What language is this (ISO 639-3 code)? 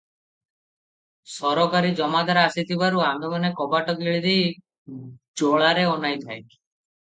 ori